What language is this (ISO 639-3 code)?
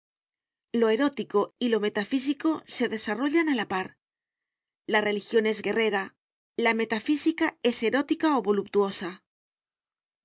spa